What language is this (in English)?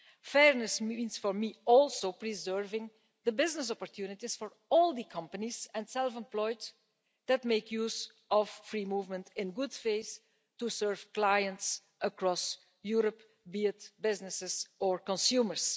English